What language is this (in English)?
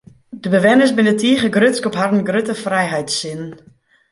Western Frisian